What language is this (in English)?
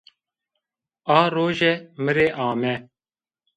Zaza